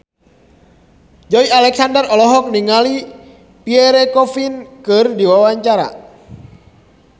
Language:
Sundanese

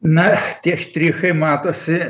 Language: Lithuanian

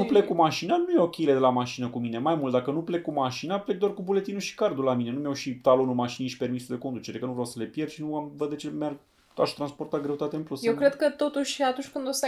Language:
Romanian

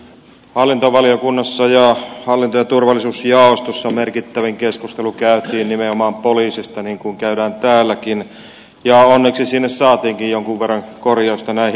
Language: Finnish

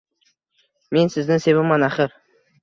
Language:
Uzbek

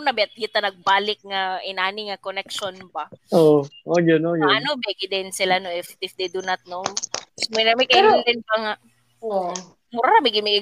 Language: Filipino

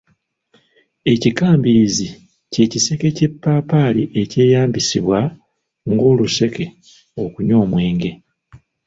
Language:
Ganda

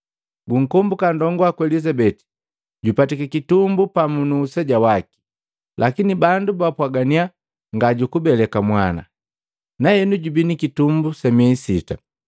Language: Matengo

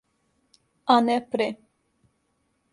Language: Serbian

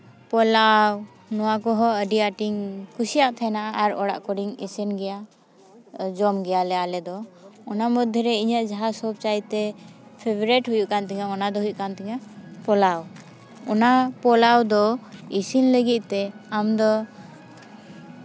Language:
Santali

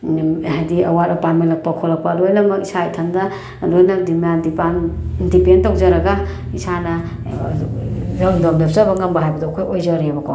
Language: Manipuri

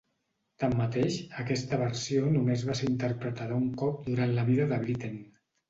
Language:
Catalan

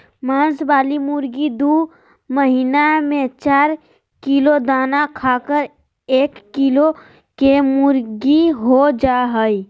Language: Magahi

